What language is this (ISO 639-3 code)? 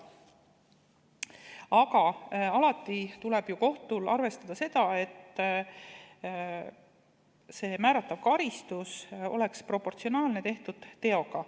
est